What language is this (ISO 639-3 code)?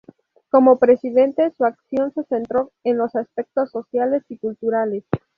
spa